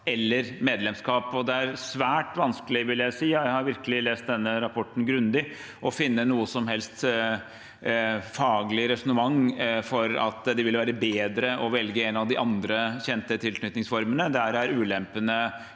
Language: Norwegian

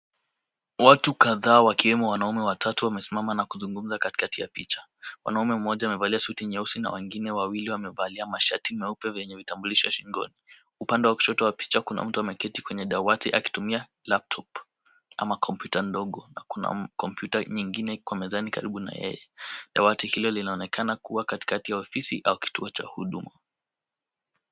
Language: Swahili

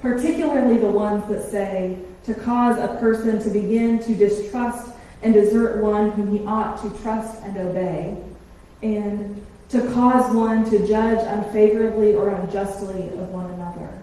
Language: English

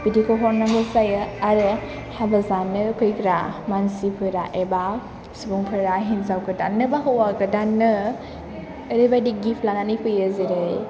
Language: Bodo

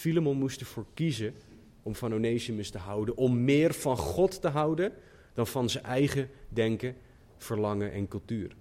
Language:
Dutch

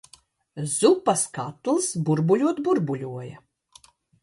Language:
Latvian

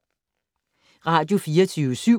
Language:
Danish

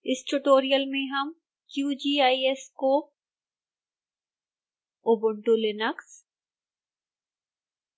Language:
Hindi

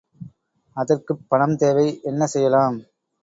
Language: Tamil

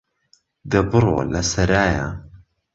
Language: Central Kurdish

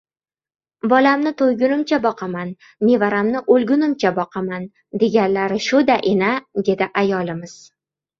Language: Uzbek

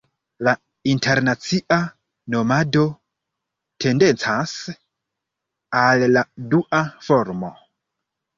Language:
Esperanto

